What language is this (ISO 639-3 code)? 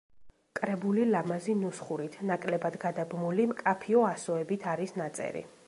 kat